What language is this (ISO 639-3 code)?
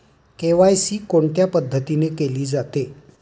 mar